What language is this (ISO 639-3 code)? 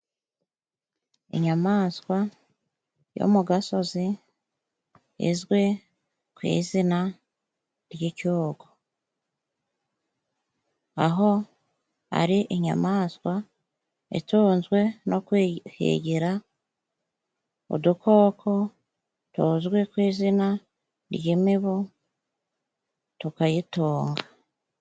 kin